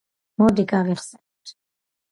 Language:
Georgian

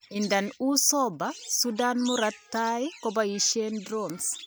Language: Kalenjin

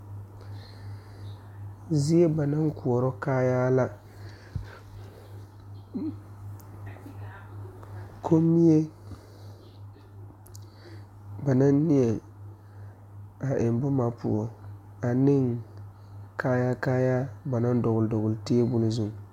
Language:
Southern Dagaare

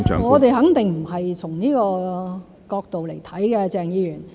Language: Cantonese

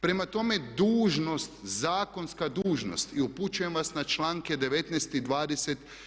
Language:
Croatian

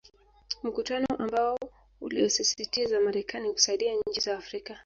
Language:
Swahili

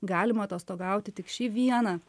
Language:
Lithuanian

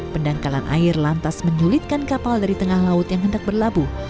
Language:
Indonesian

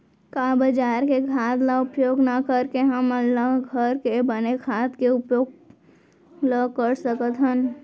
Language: Chhattisgarhi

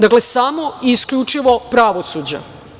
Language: Serbian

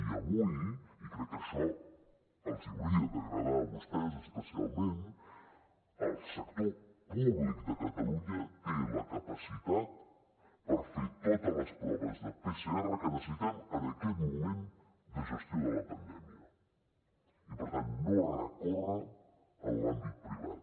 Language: Catalan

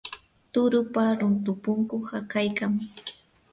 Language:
Yanahuanca Pasco Quechua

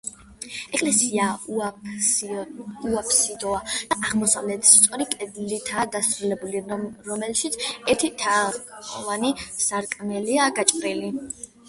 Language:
Georgian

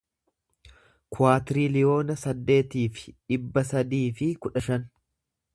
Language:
Oromo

